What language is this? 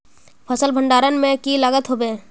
Magahi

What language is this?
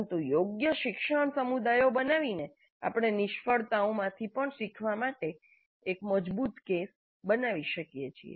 Gujarati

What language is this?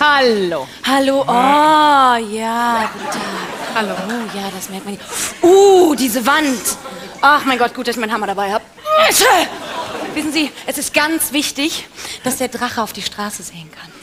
German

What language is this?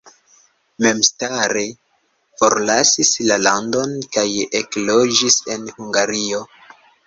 Esperanto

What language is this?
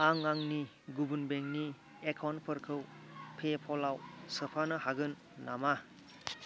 Bodo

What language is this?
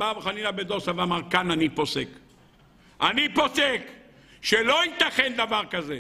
Hebrew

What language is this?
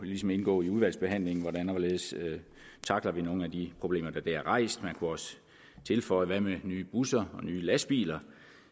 Danish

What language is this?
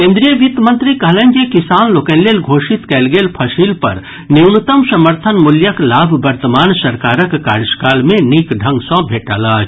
Maithili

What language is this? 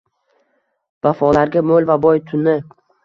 Uzbek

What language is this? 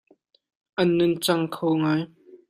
Hakha Chin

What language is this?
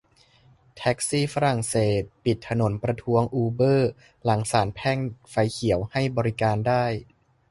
Thai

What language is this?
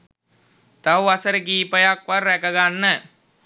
Sinhala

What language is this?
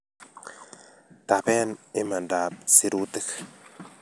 Kalenjin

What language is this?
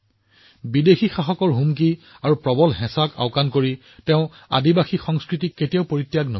Assamese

